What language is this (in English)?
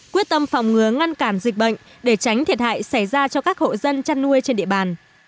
Vietnamese